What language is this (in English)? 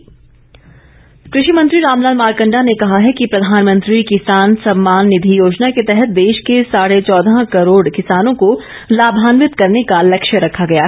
Hindi